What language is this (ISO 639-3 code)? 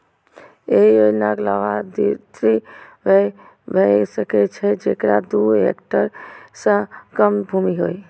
mai